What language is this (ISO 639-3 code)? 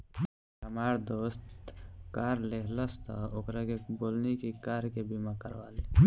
bho